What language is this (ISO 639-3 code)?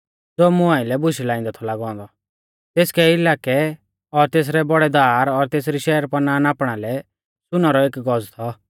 bfz